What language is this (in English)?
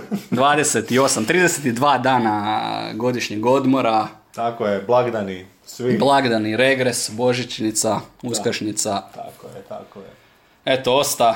Croatian